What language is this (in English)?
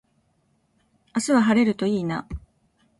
Japanese